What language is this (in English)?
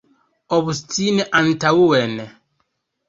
Esperanto